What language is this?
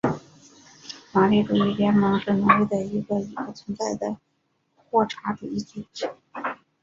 Chinese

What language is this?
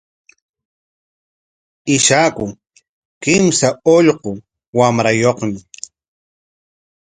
Corongo Ancash Quechua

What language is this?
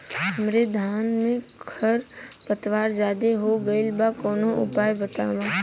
Bhojpuri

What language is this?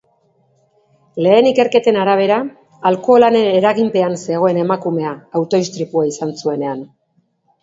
Basque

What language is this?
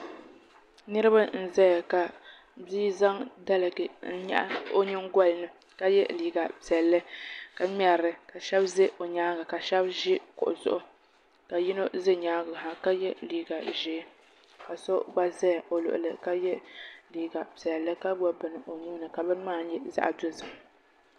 Dagbani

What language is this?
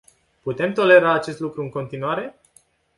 Romanian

